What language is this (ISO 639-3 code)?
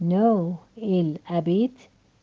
rus